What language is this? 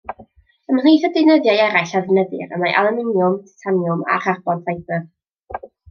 Welsh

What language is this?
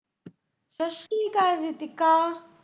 Punjabi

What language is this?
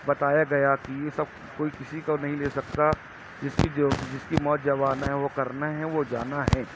Urdu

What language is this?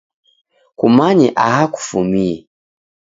Taita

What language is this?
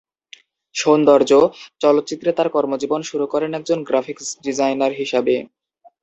Bangla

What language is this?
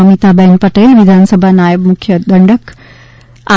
Gujarati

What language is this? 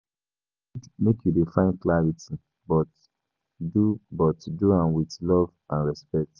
Nigerian Pidgin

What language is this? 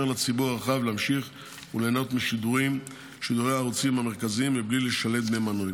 Hebrew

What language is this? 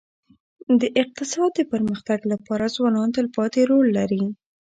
Pashto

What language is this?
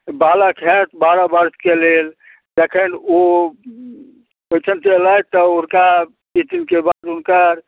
Maithili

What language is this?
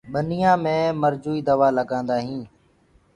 Gurgula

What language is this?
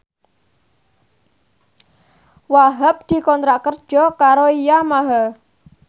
Javanese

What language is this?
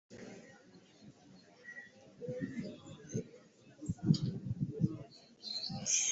Swahili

